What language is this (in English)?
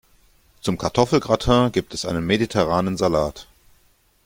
German